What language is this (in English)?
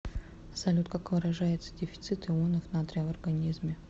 Russian